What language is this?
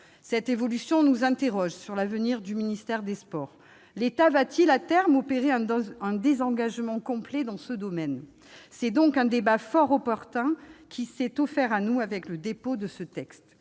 French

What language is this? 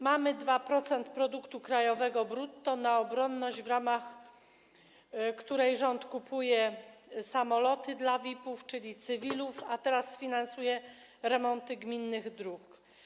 Polish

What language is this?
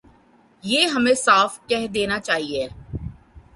Urdu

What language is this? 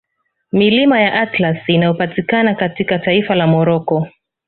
Swahili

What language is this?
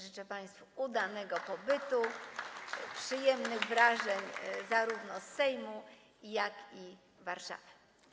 Polish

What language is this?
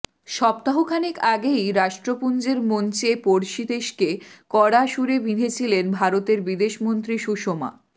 Bangla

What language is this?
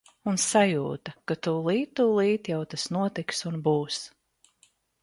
Latvian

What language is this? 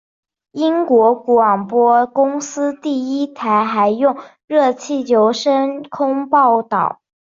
Chinese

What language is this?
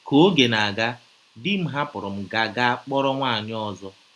Igbo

